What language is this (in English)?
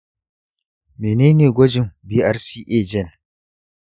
Hausa